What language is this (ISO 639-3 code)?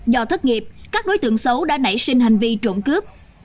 vie